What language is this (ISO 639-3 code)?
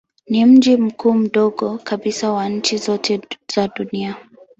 swa